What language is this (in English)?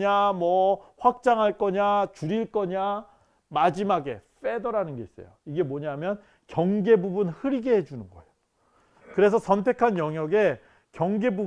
Korean